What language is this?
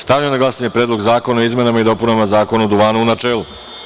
Serbian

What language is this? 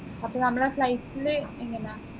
Malayalam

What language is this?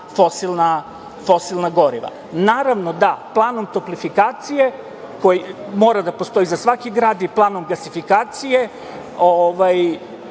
Serbian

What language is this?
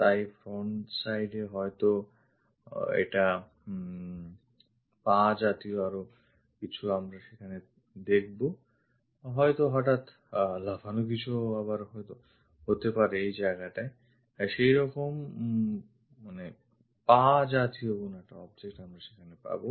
Bangla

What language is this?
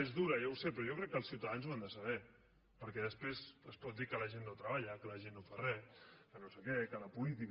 Catalan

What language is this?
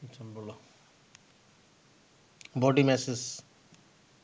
Bangla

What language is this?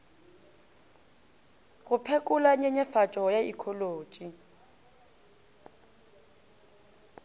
Northern Sotho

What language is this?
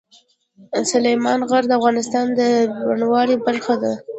Pashto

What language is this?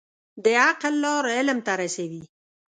Pashto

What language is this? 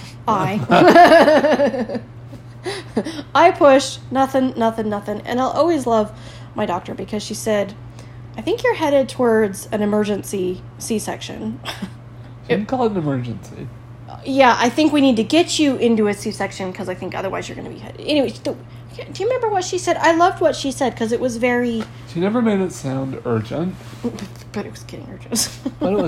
English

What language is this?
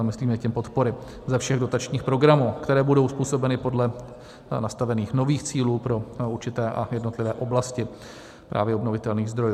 Czech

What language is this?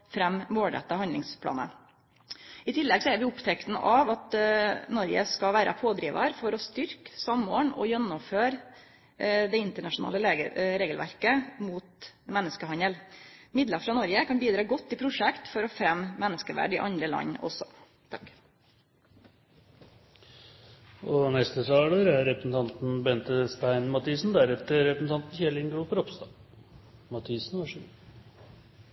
Norwegian Nynorsk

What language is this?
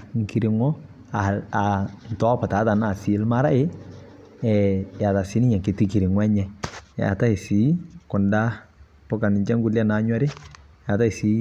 Masai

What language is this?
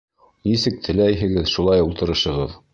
Bashkir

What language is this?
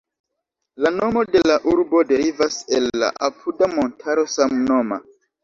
Esperanto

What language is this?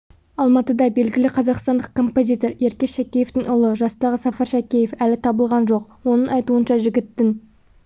Kazakh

